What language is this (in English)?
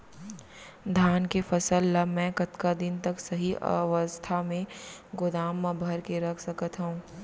Chhattisgarhi